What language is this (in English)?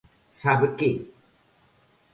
Galician